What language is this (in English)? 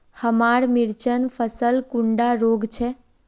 Magahi